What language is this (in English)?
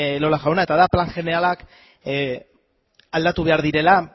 Basque